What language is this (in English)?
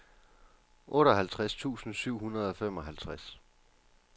Danish